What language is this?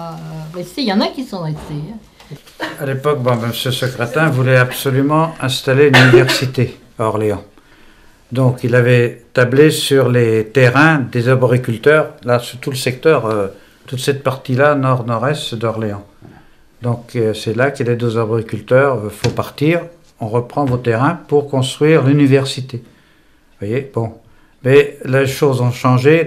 French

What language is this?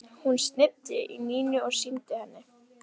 Icelandic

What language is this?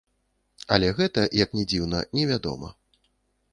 Belarusian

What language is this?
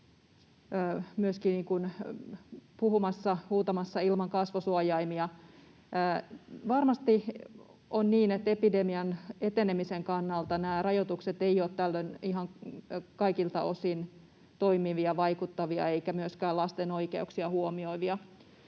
Finnish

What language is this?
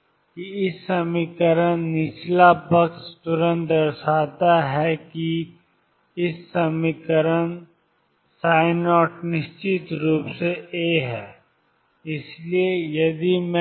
Hindi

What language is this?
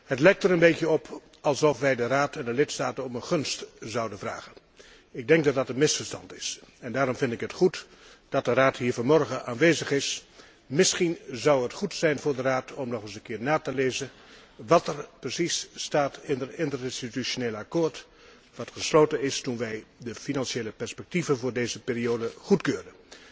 Dutch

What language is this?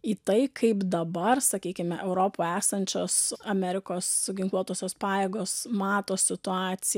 Lithuanian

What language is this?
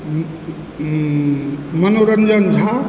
Maithili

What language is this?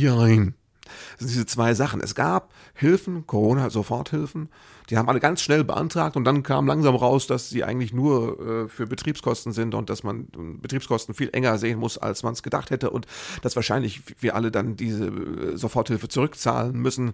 German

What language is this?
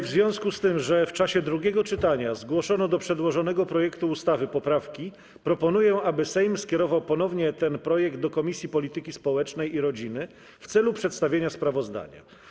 Polish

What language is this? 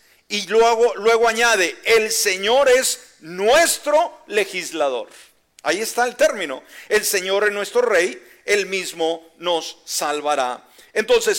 Spanish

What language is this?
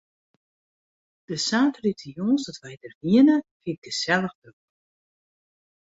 Western Frisian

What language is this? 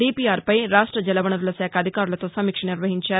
Telugu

